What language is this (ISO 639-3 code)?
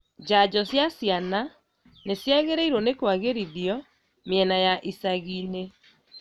kik